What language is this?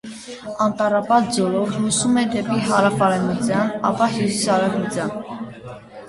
Armenian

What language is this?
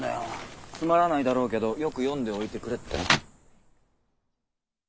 Japanese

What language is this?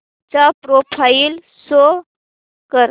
Marathi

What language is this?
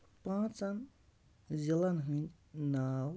Kashmiri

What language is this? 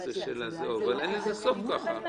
Hebrew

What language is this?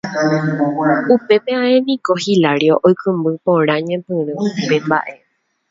Guarani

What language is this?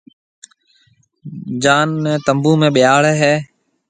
Marwari (Pakistan)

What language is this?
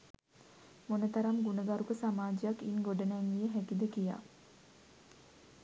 Sinhala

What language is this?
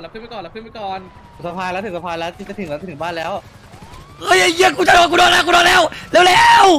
Thai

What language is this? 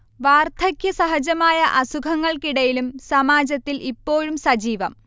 Malayalam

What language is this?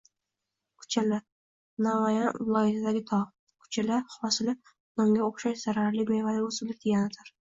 Uzbek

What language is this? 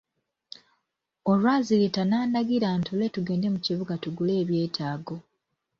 Ganda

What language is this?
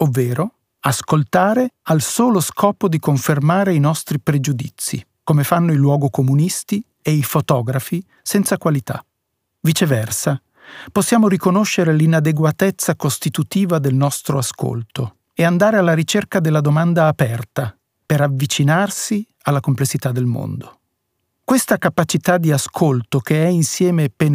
Italian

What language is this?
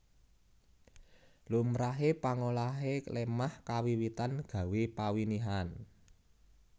Javanese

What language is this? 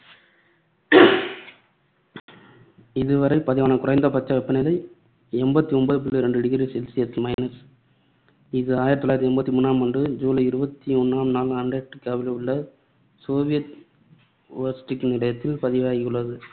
Tamil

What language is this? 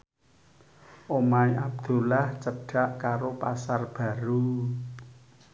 Javanese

